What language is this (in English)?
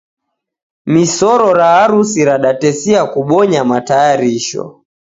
Taita